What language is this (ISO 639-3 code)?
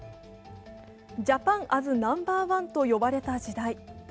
jpn